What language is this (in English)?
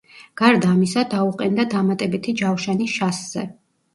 Georgian